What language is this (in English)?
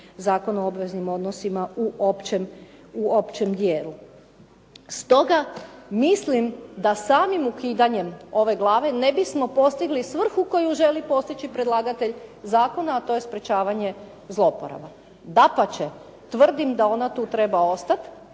Croatian